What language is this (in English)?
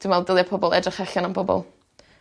Welsh